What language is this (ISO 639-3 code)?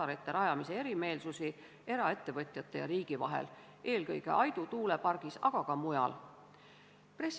est